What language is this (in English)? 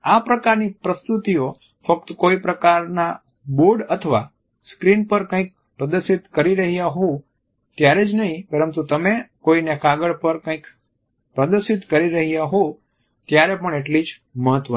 Gujarati